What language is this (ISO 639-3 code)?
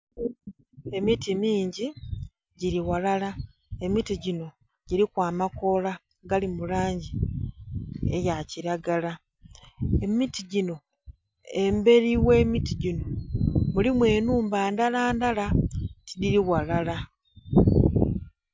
xog